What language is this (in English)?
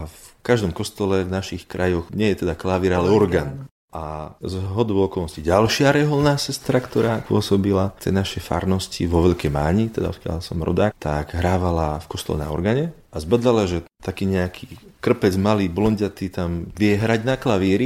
Slovak